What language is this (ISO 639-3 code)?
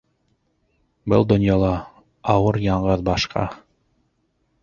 bak